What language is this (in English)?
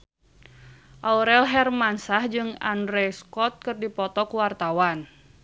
Sundanese